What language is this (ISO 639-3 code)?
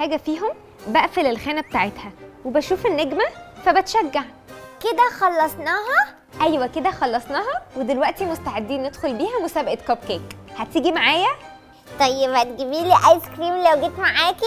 ara